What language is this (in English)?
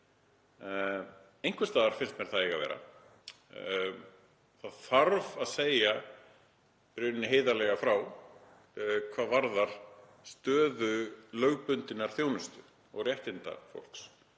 Icelandic